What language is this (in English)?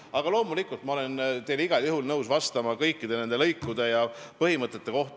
Estonian